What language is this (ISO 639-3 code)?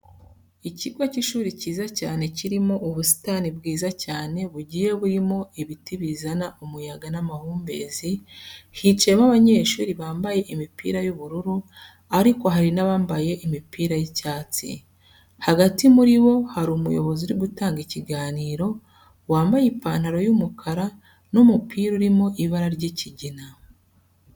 kin